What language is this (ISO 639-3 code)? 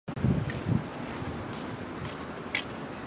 zho